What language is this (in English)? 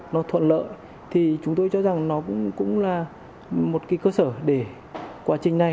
Vietnamese